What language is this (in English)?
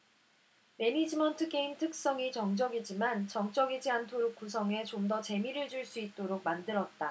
Korean